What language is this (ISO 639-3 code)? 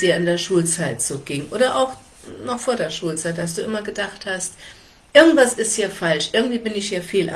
deu